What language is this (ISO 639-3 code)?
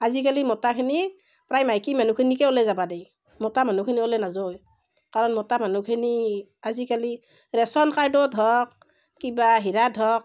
asm